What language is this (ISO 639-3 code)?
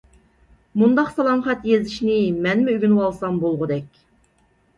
uig